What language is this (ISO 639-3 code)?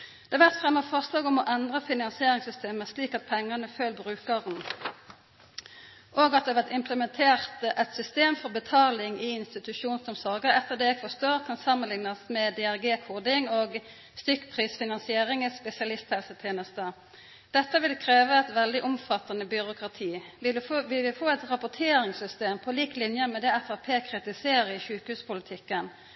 nno